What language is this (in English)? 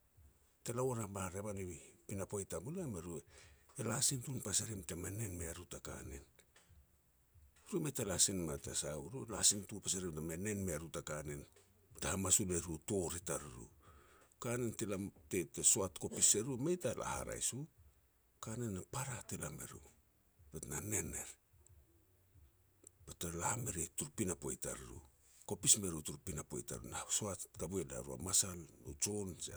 Petats